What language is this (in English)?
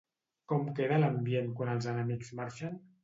Catalan